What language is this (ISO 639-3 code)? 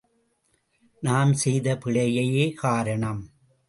tam